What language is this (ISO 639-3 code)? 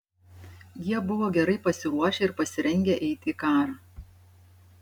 lit